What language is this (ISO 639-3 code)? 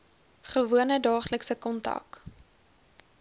afr